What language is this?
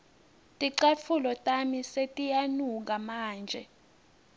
Swati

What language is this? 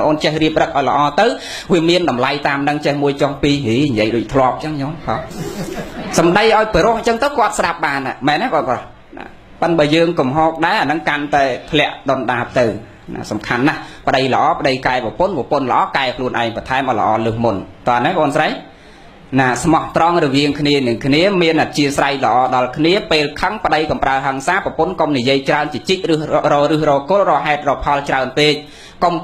Thai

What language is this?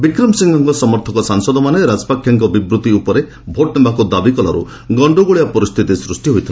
Odia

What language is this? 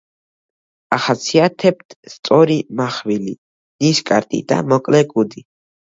Georgian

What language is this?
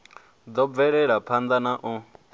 Venda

